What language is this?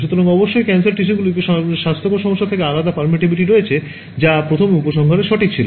Bangla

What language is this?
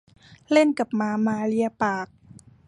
Thai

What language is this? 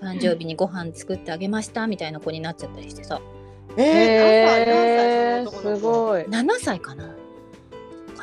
Japanese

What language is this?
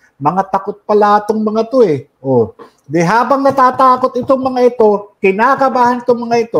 Filipino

